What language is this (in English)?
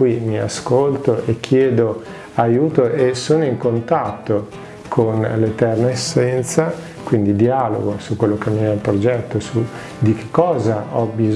Italian